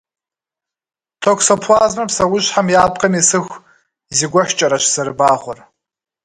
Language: Kabardian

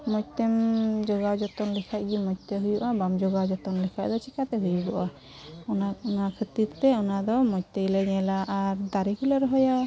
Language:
Santali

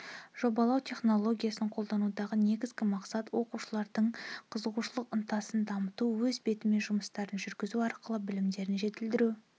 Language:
Kazakh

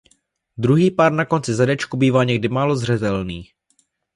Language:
Czech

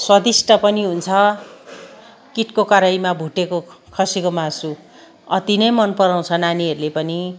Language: Nepali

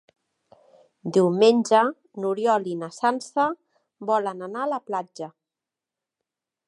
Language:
Catalan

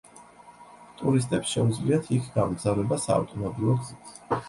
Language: Georgian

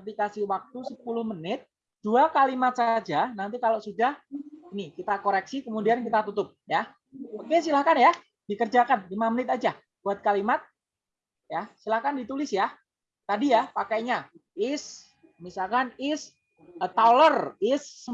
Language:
Indonesian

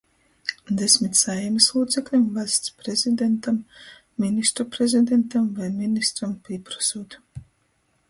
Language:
Latgalian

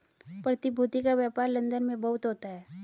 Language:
Hindi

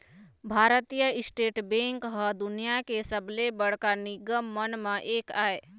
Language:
Chhattisgarhi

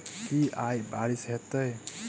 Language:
Maithili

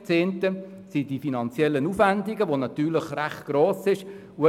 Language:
Swiss German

